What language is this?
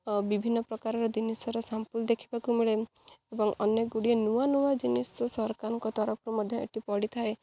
Odia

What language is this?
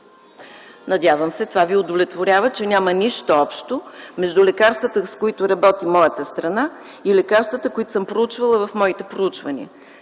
Bulgarian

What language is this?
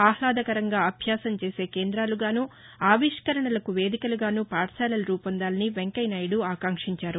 Telugu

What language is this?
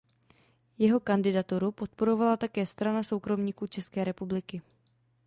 Czech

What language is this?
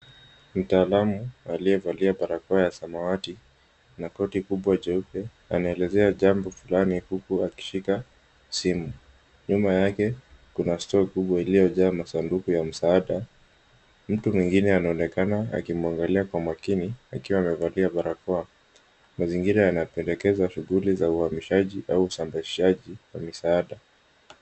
Swahili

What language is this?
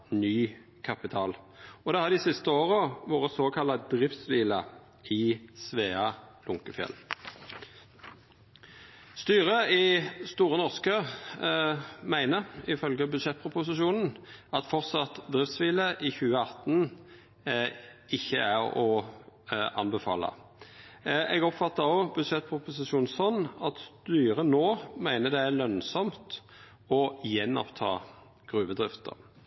Norwegian Nynorsk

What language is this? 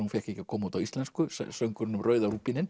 Icelandic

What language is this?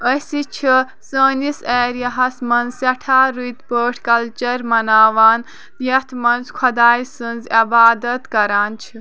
Kashmiri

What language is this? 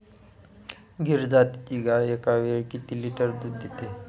Marathi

